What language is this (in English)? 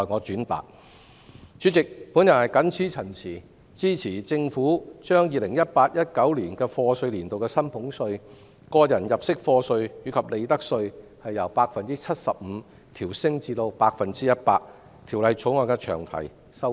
Cantonese